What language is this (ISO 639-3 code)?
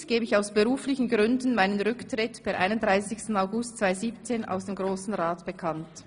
gsw